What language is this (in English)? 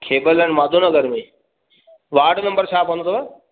Sindhi